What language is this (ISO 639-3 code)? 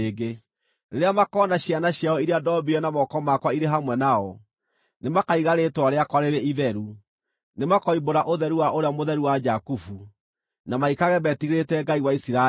kik